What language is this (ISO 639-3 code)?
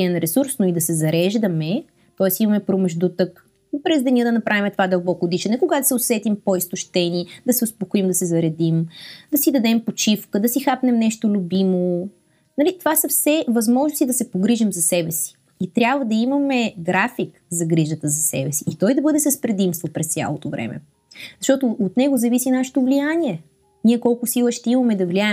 bul